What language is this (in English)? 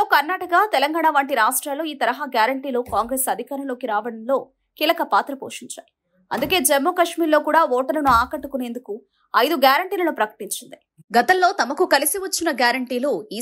Telugu